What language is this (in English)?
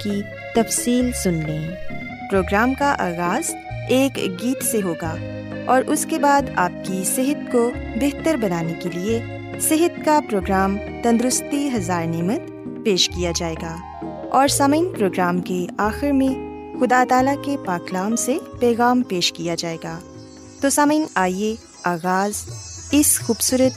Urdu